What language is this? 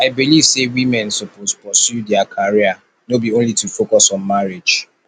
Nigerian Pidgin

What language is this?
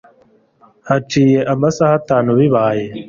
Kinyarwanda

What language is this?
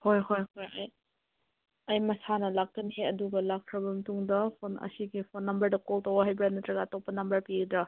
Manipuri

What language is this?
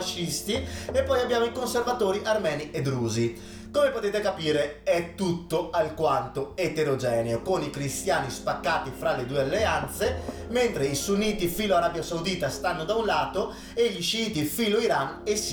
Italian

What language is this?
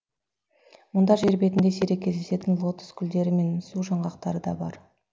Kazakh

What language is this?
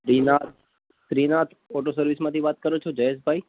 Gujarati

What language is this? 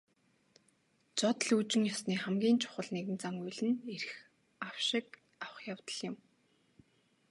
Mongolian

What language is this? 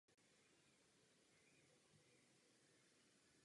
Czech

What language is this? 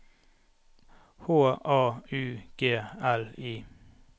Norwegian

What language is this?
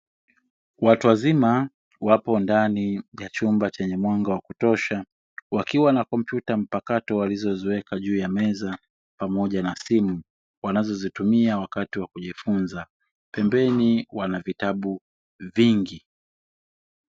Swahili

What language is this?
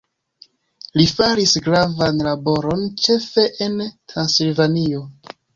Esperanto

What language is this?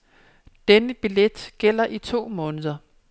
Danish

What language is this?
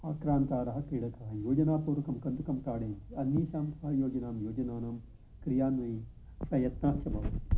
Sanskrit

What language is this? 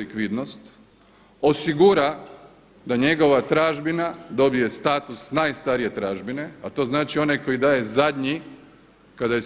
Croatian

